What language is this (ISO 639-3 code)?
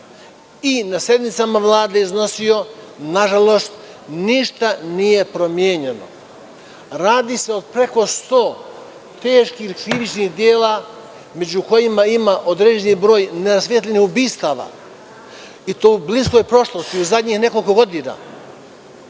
srp